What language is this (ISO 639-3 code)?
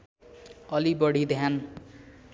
nep